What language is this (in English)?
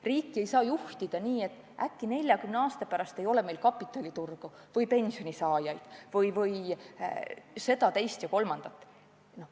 Estonian